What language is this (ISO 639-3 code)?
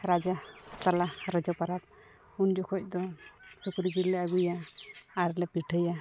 sat